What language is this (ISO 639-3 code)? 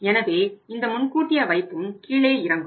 tam